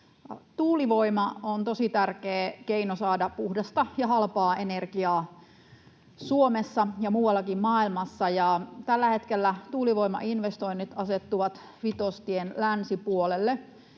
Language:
Finnish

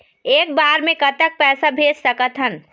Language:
Chhattisgarhi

